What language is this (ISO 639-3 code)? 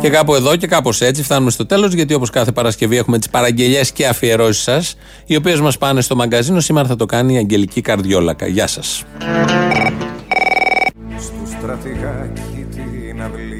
ell